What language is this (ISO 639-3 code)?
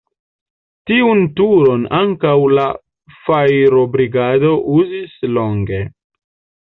epo